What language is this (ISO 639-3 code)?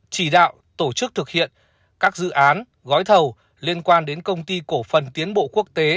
vie